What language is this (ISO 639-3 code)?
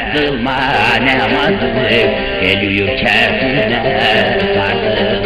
tur